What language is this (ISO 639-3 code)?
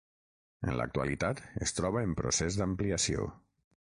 cat